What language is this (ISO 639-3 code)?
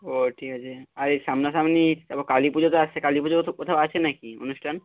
ben